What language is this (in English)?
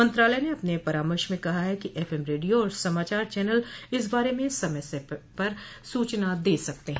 Hindi